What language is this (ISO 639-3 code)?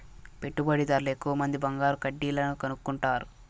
tel